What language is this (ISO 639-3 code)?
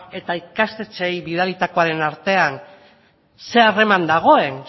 eus